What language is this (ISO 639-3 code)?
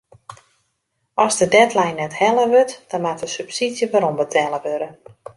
fry